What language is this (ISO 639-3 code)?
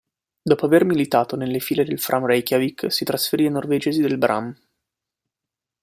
ita